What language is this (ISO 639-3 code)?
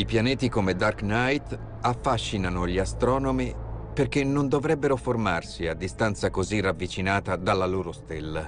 ita